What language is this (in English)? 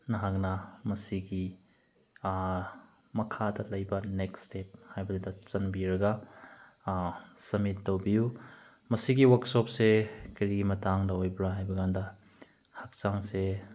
Manipuri